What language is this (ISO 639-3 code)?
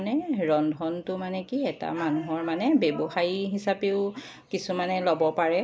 asm